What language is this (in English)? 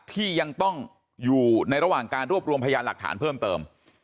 Thai